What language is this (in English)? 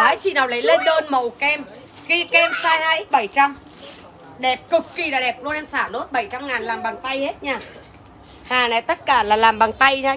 Vietnamese